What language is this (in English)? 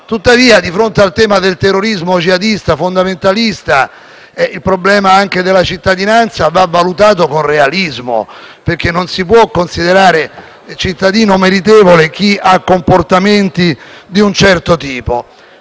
Italian